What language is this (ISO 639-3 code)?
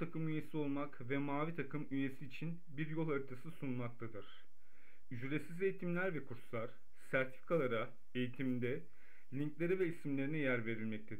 tur